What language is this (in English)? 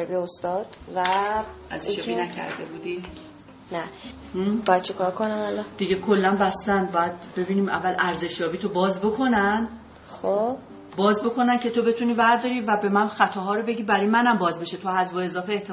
Persian